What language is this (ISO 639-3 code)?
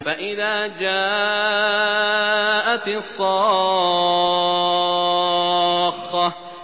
ara